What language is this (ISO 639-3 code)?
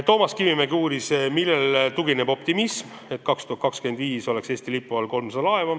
est